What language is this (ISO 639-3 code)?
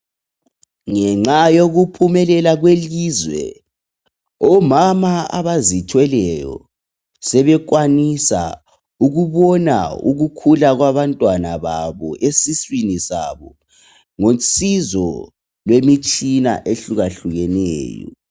nde